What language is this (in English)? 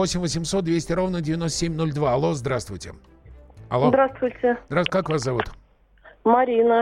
Russian